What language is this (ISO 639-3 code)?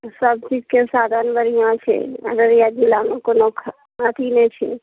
mai